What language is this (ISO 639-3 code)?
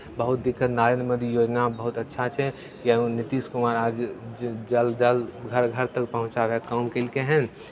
mai